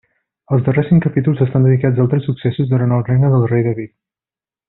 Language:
Catalan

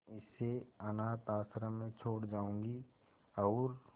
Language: Hindi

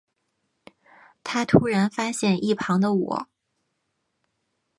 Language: Chinese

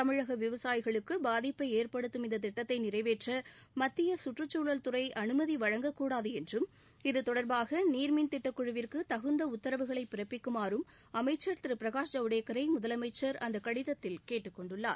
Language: Tamil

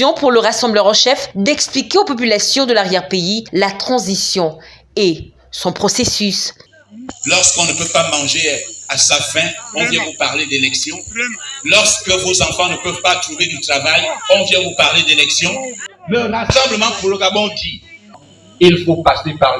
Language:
French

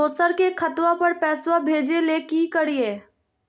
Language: Magahi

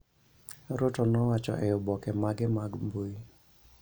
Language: Luo (Kenya and Tanzania)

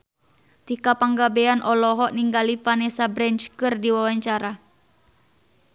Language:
Sundanese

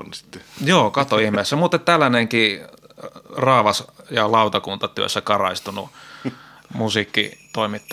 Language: Finnish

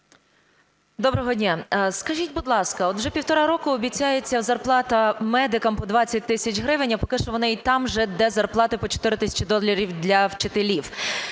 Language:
Ukrainian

